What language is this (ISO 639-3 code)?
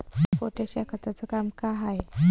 mar